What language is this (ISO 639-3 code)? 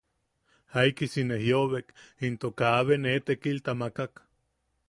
yaq